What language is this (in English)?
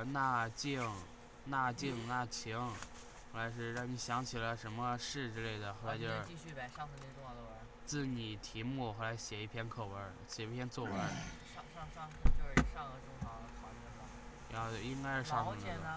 Chinese